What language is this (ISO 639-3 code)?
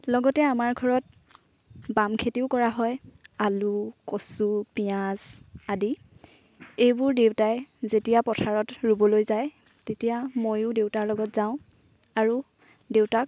asm